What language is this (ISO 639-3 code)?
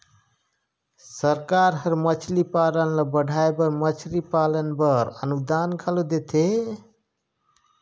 hne